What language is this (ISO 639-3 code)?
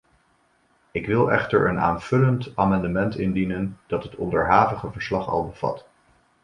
nld